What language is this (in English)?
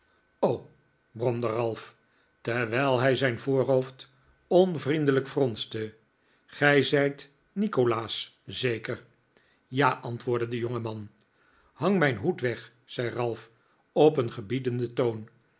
Dutch